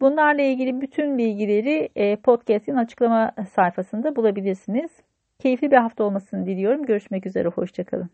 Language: Turkish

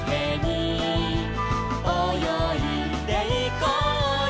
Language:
Japanese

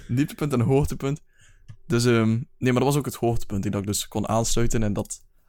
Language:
Dutch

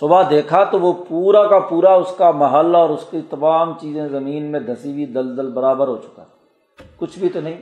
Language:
Urdu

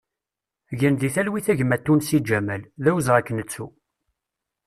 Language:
Kabyle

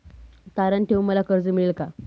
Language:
Marathi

